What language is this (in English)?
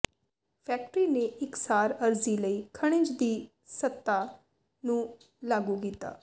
Punjabi